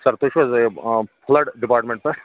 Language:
Kashmiri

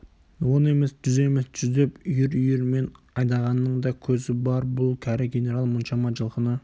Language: Kazakh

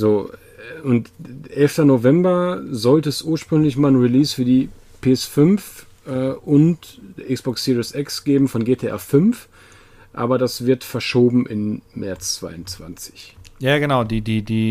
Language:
German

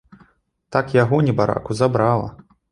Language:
Belarusian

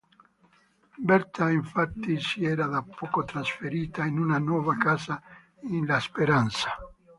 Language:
Italian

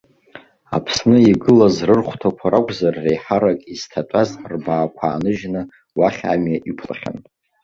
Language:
Abkhazian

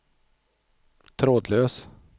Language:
Swedish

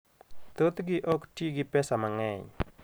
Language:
Luo (Kenya and Tanzania)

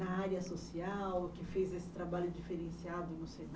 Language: Portuguese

